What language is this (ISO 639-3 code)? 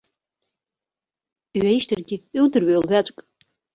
abk